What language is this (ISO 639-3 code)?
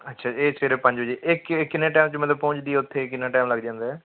pan